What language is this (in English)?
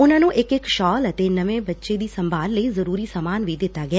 Punjabi